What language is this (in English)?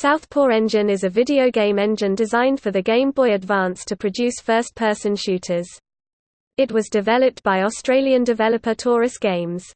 English